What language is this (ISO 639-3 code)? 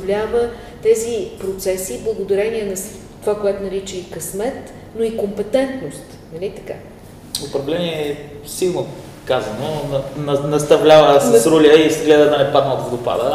bul